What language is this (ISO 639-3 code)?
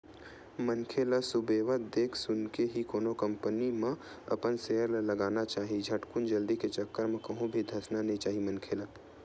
hne